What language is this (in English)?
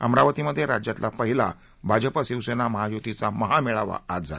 Marathi